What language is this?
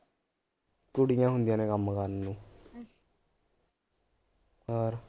Punjabi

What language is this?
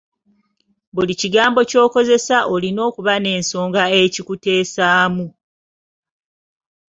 Ganda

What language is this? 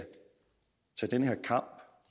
Danish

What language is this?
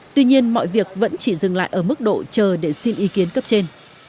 Vietnamese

